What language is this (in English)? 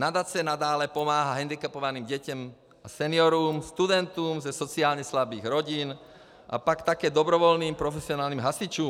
Czech